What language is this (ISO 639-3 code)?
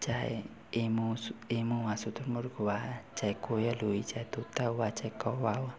hin